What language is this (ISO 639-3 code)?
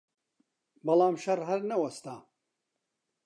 ckb